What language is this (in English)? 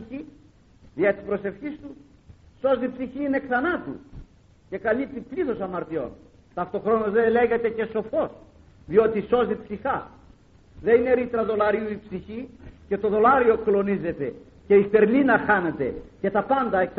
Greek